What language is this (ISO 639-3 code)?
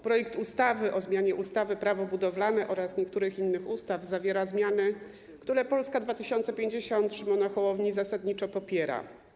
pol